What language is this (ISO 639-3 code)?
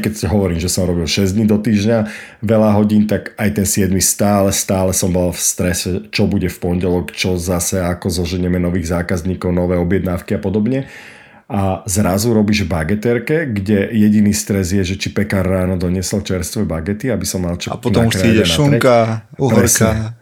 slk